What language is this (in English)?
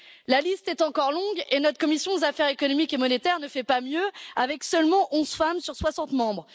French